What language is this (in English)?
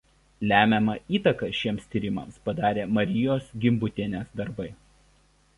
Lithuanian